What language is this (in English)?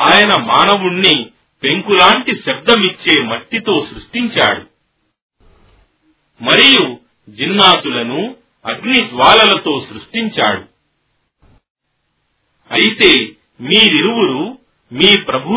Telugu